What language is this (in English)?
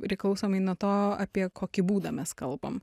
Lithuanian